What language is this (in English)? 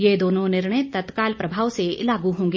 Hindi